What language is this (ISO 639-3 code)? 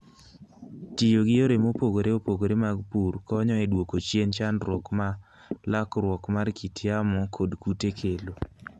luo